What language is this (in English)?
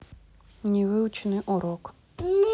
Russian